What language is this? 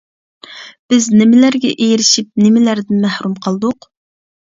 Uyghur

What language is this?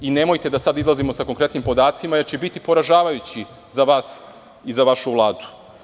Serbian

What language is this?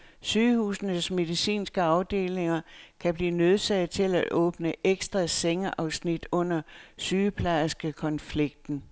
Danish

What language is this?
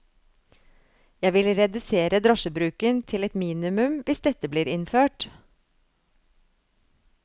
Norwegian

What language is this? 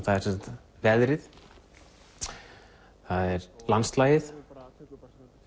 Icelandic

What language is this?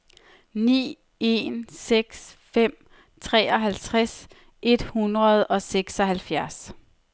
Danish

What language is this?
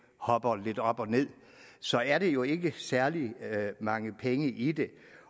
Danish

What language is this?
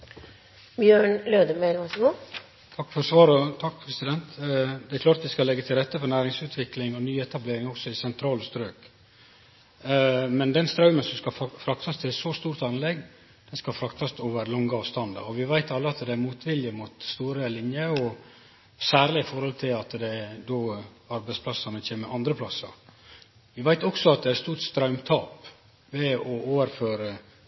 Norwegian Nynorsk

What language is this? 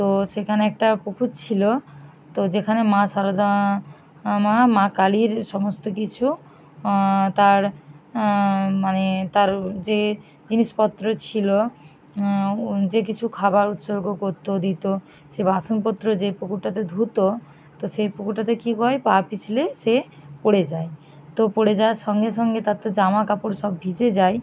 Bangla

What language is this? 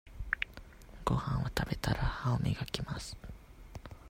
Japanese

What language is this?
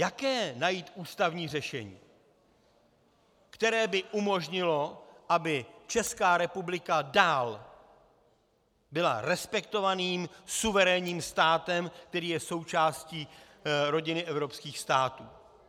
Czech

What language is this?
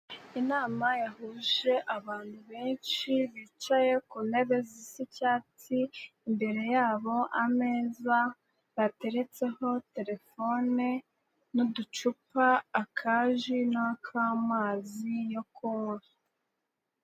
Kinyarwanda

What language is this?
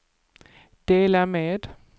Swedish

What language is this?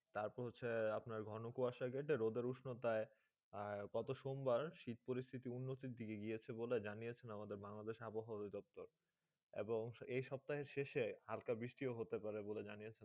Bangla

